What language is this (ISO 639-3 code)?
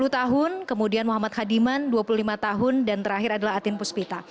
ind